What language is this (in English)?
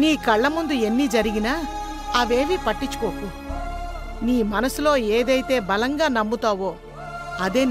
Telugu